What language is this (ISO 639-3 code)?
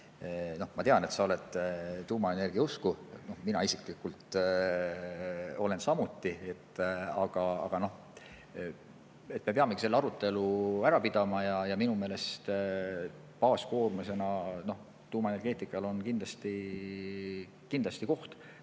est